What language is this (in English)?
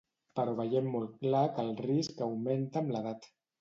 Catalan